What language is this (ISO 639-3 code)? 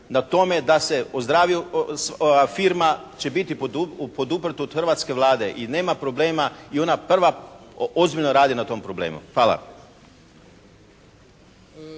hrv